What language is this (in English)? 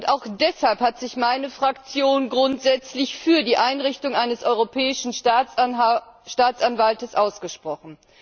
German